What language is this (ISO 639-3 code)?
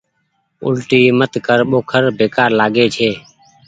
gig